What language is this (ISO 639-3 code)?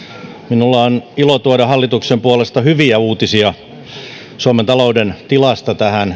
fin